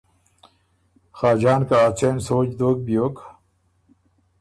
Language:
Ormuri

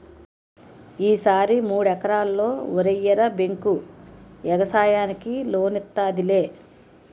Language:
Telugu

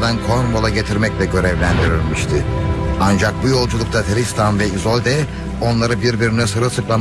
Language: Turkish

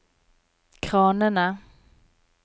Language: Norwegian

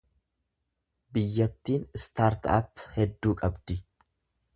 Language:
Oromo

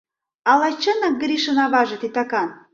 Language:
Mari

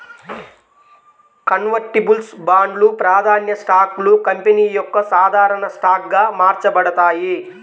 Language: Telugu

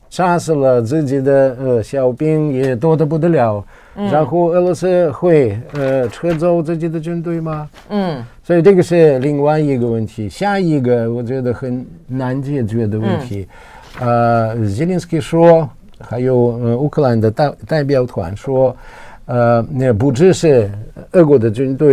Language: Chinese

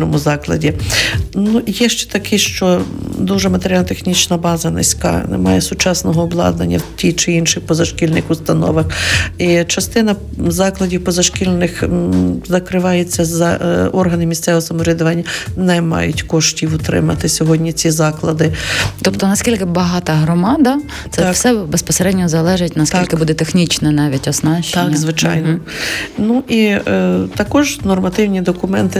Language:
Ukrainian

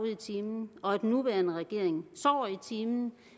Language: Danish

